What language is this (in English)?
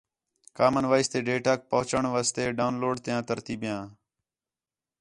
Khetrani